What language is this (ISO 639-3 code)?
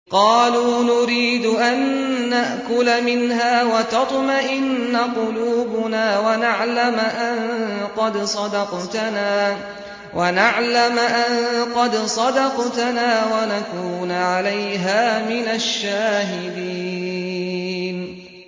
ara